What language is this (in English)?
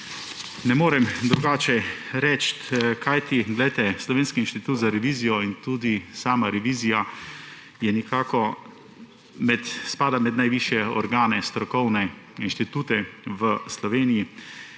Slovenian